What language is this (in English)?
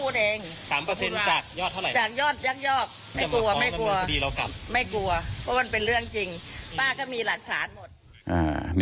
Thai